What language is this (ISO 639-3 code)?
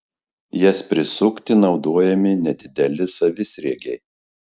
lit